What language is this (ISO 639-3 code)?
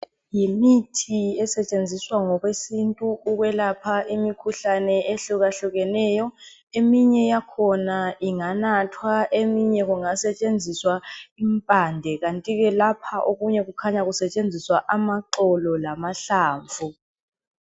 nde